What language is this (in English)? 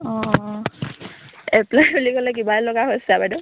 Assamese